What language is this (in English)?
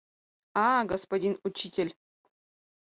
Mari